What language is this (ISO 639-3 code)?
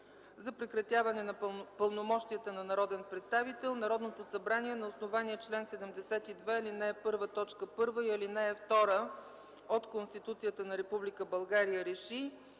bul